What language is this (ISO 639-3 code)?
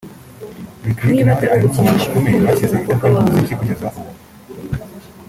kin